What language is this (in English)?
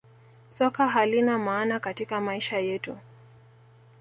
Swahili